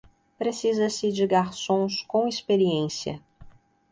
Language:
Portuguese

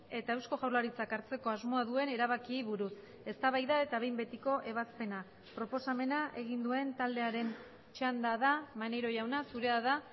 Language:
Basque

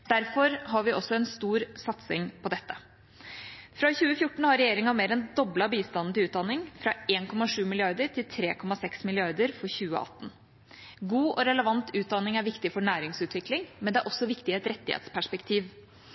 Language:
Norwegian Bokmål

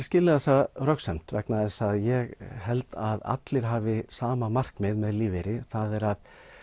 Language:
Icelandic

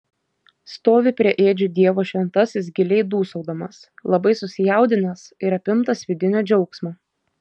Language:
Lithuanian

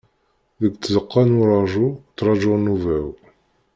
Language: Kabyle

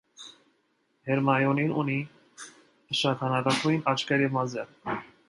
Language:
Armenian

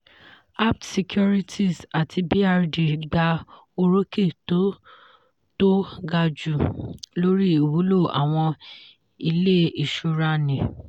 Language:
Yoruba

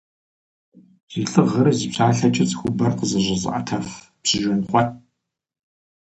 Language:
Kabardian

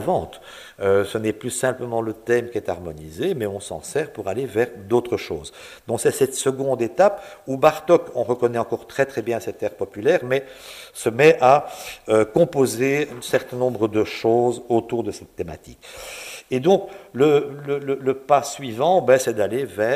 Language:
French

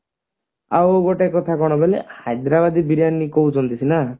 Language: Odia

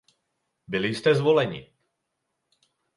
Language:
Czech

